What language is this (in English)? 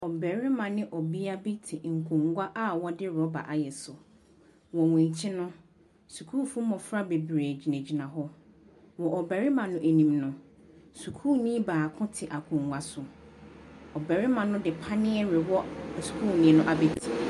Akan